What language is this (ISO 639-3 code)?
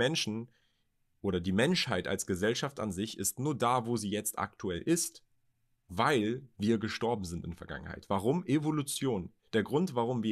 deu